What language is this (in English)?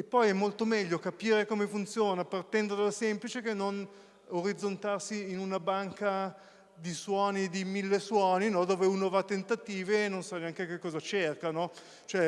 Italian